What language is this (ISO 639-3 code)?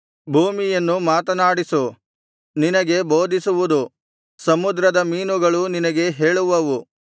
kan